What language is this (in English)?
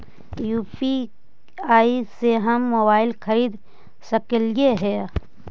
Magahi